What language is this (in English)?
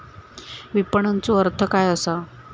Marathi